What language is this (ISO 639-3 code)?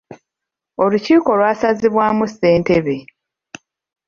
lug